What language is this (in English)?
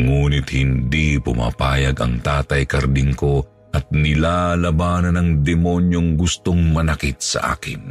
Filipino